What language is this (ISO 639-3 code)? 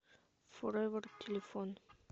rus